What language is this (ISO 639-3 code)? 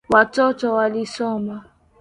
swa